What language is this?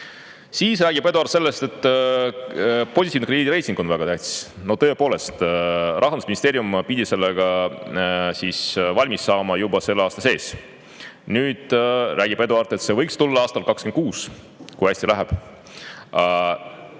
Estonian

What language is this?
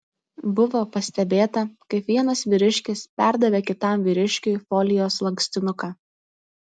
Lithuanian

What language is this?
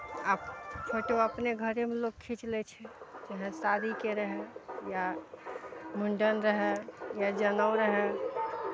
Maithili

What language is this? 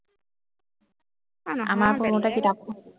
Assamese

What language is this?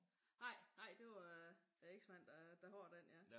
Danish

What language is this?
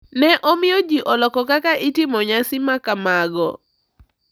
Luo (Kenya and Tanzania)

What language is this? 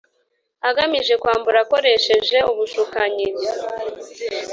Kinyarwanda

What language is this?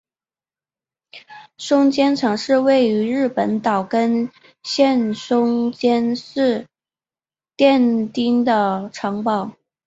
Chinese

